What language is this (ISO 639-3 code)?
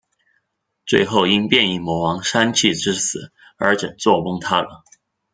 zho